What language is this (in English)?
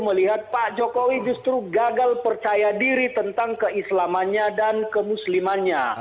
Indonesian